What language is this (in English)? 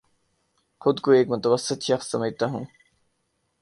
Urdu